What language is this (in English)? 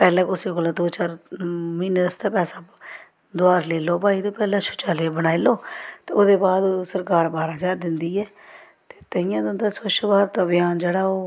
Dogri